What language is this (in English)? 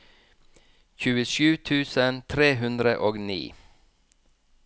Norwegian